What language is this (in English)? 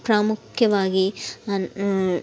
Kannada